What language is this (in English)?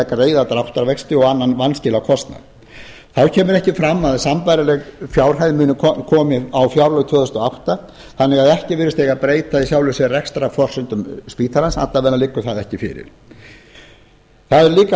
Icelandic